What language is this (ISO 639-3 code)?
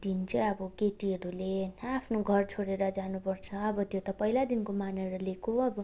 nep